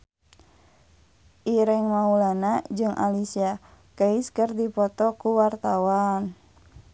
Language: Sundanese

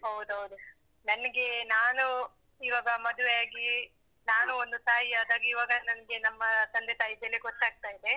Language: Kannada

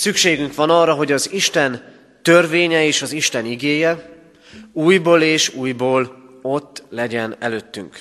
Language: Hungarian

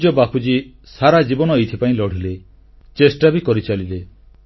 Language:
Odia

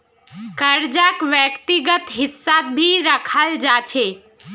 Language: Magahi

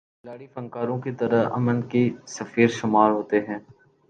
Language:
Urdu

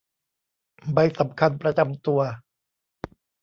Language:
Thai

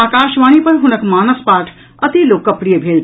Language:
Maithili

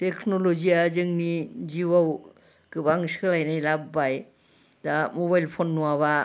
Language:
Bodo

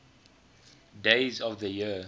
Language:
English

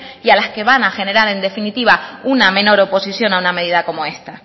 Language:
Spanish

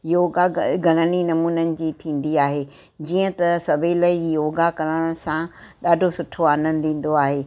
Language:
Sindhi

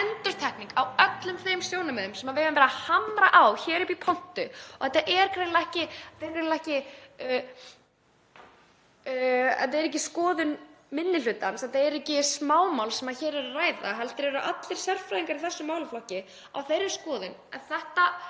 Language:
Icelandic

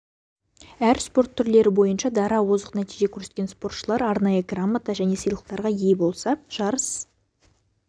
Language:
Kazakh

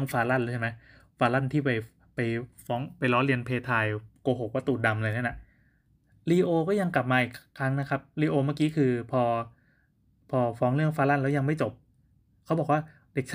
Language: Thai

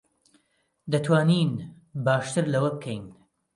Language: Central Kurdish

